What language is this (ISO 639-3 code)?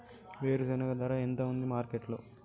tel